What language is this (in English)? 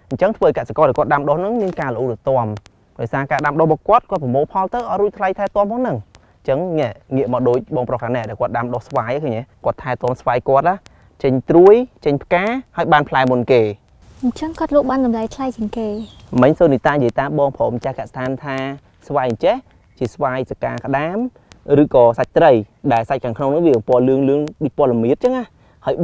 Vietnamese